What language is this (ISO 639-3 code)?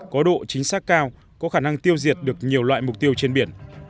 vie